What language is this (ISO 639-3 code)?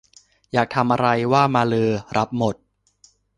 tha